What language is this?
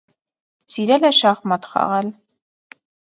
Armenian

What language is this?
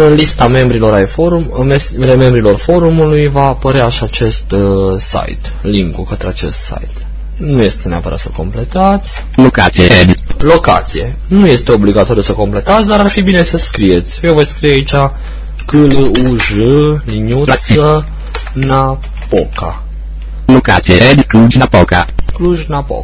Romanian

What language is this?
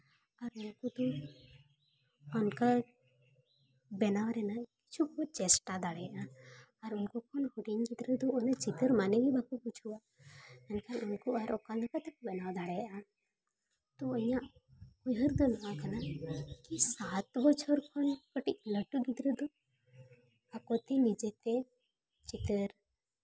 Santali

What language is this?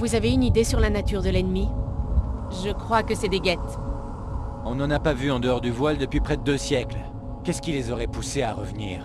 French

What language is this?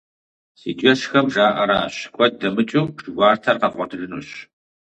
Kabardian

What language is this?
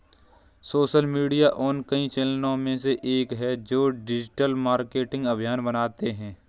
Hindi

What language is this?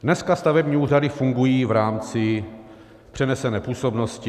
Czech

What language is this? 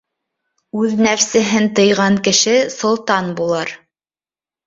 Bashkir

